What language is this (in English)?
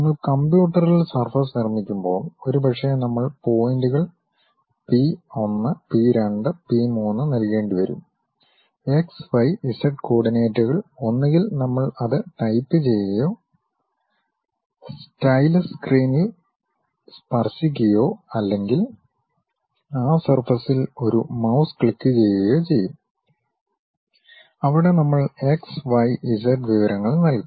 Malayalam